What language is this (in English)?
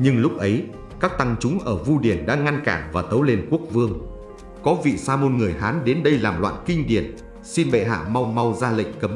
Vietnamese